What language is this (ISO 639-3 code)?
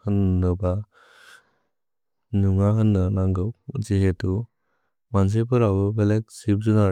brx